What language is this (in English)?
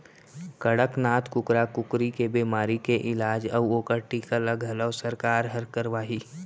Chhattisgarhi